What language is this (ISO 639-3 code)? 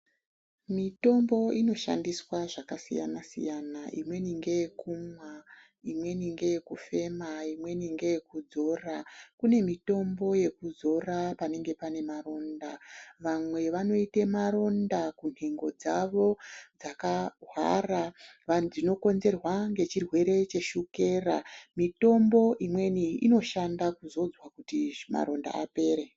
ndc